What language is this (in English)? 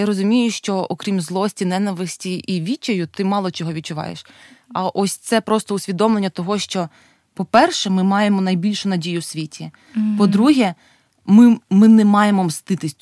Ukrainian